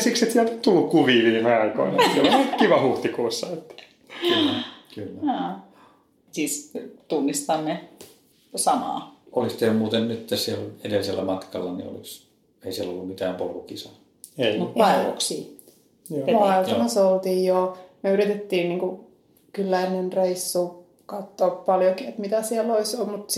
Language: Finnish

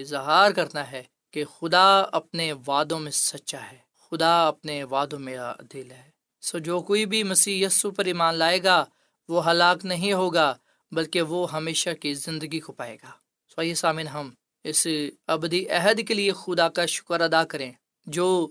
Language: Urdu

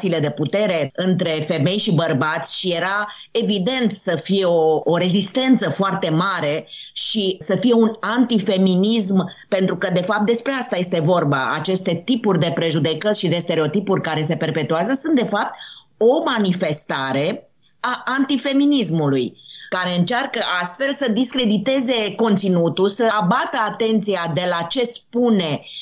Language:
Romanian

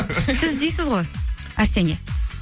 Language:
Kazakh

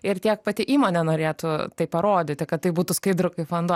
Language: Lithuanian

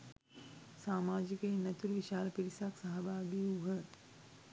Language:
Sinhala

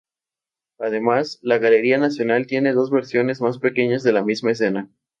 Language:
Spanish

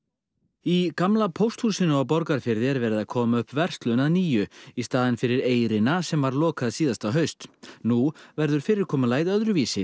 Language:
Icelandic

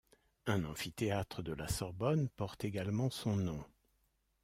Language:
French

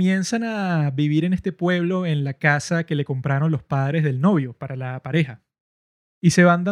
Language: Spanish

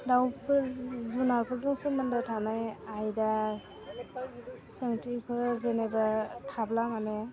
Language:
Bodo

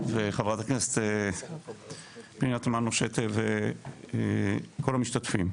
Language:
Hebrew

